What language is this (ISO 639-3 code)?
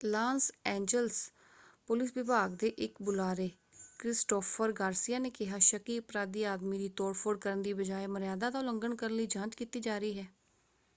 pan